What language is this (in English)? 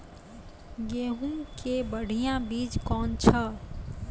Maithili